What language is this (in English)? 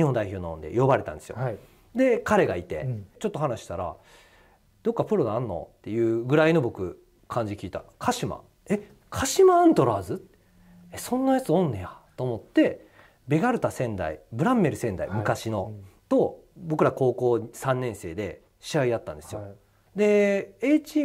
Japanese